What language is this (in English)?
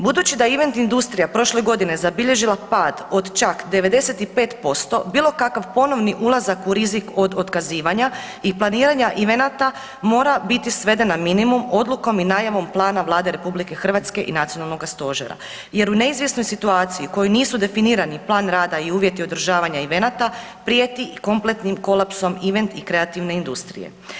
Croatian